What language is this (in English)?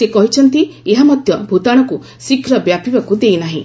Odia